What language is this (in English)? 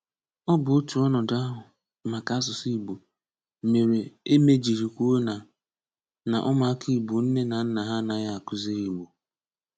Igbo